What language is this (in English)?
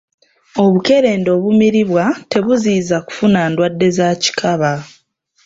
Ganda